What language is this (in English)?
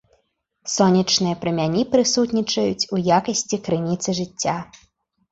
Belarusian